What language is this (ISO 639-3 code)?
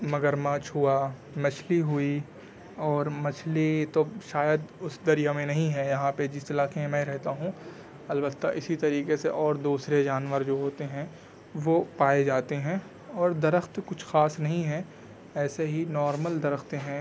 urd